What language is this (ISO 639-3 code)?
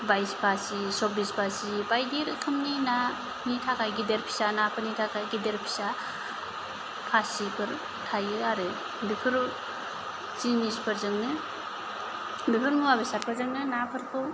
brx